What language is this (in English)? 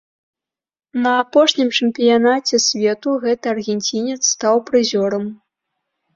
Belarusian